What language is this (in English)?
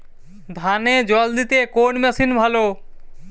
Bangla